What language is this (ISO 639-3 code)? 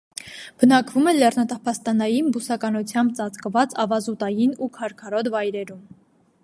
hye